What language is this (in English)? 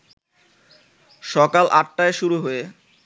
Bangla